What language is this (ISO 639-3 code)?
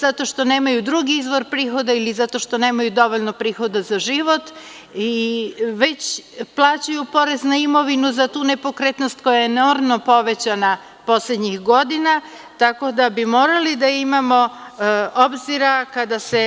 srp